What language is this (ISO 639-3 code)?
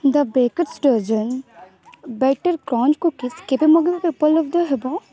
ori